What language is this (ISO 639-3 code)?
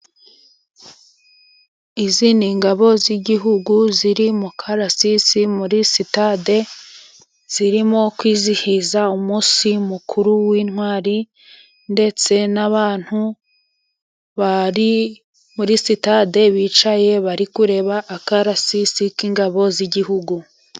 kin